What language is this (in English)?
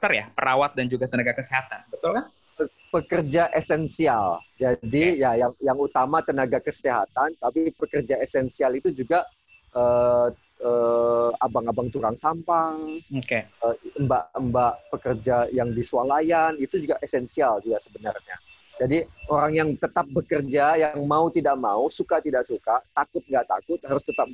Indonesian